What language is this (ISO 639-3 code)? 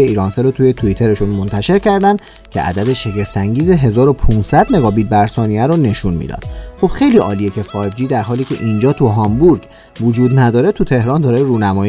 fas